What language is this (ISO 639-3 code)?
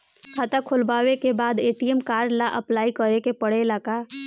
bho